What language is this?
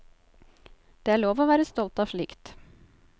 Norwegian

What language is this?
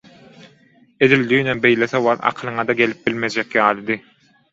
Turkmen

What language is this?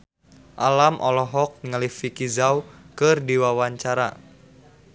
Sundanese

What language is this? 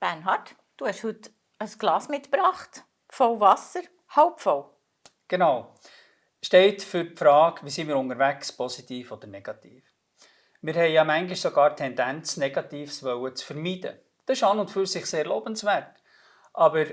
German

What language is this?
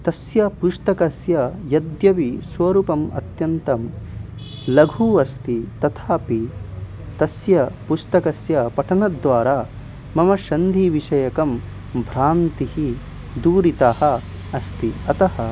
Sanskrit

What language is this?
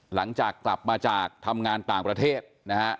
Thai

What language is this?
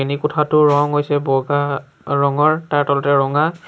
Assamese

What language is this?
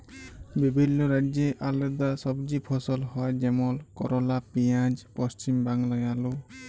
Bangla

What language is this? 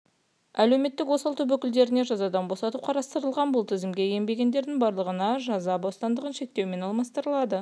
Kazakh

